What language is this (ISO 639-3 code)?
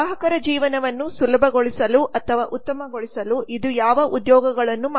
kan